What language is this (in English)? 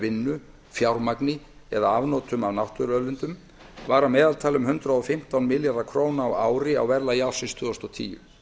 Icelandic